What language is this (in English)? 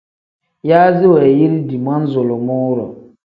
Tem